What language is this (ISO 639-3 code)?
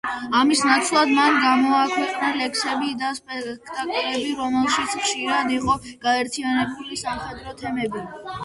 kat